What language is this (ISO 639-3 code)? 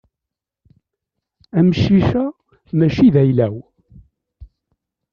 kab